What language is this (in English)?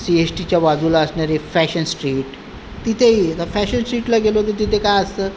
Marathi